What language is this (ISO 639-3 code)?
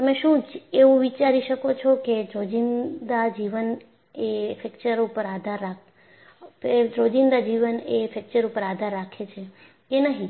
guj